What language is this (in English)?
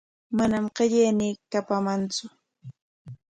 Corongo Ancash Quechua